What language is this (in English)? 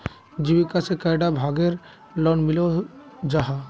Magahi